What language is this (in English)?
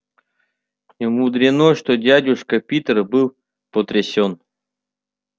Russian